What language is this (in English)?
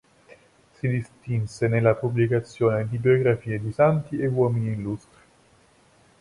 Italian